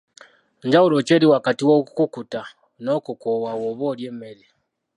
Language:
Ganda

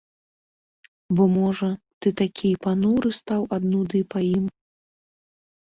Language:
Belarusian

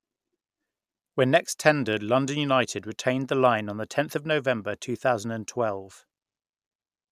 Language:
English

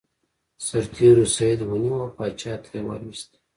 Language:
Pashto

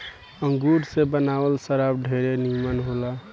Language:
Bhojpuri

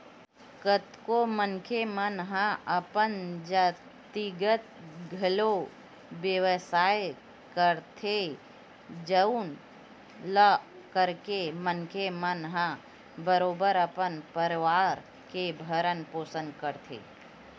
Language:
Chhattisgarhi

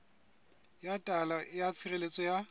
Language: Southern Sotho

